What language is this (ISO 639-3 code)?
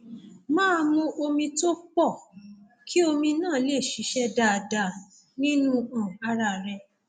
yor